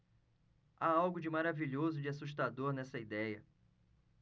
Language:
Portuguese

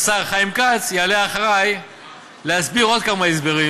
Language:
Hebrew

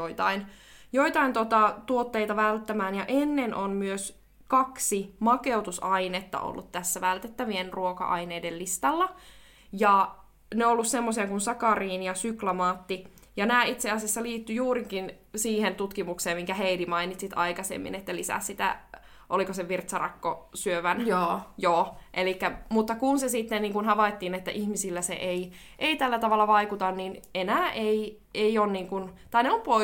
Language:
Finnish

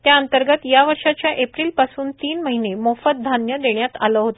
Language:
Marathi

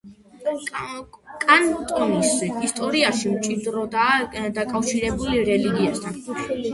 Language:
Georgian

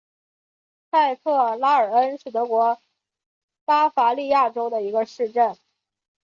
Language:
Chinese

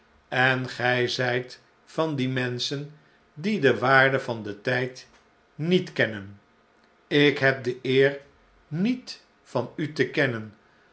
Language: Dutch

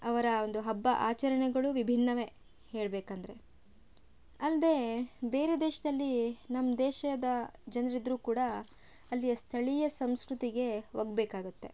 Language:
Kannada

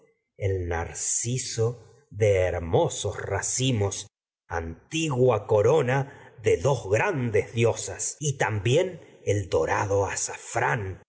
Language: Spanish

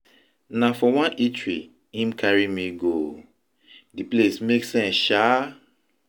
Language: Nigerian Pidgin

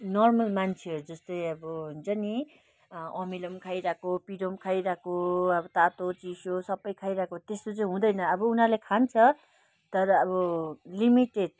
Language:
Nepali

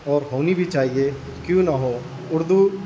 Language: Urdu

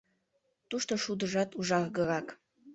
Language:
Mari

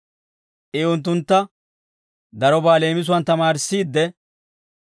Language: Dawro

